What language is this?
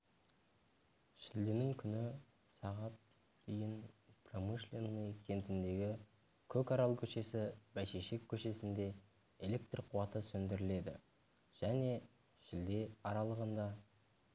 Kazakh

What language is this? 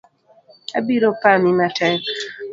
Luo (Kenya and Tanzania)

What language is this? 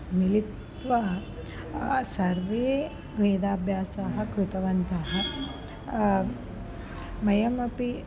Sanskrit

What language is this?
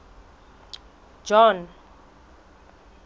Southern Sotho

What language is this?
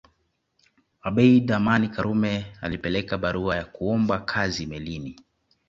Swahili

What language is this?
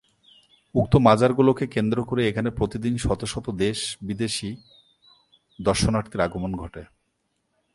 Bangla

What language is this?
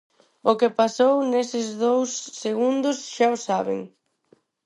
Galician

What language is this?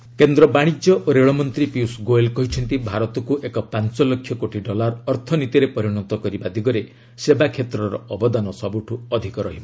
Odia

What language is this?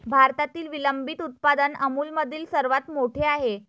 Marathi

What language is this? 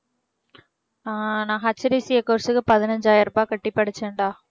Tamil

